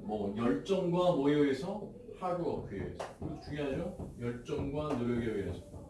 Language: Korean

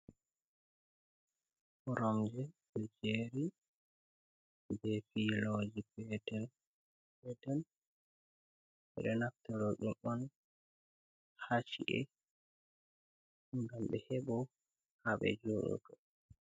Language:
Fula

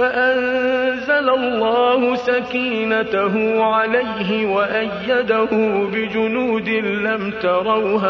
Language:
Arabic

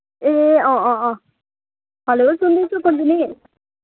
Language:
Nepali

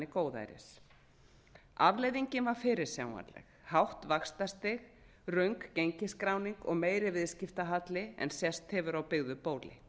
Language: Icelandic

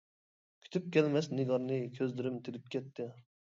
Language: Uyghur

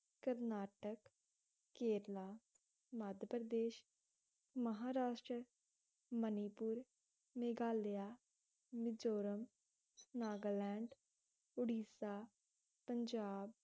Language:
Punjabi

